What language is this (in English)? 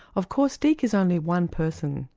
English